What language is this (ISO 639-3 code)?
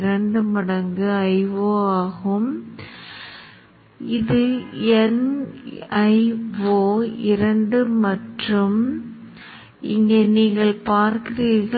tam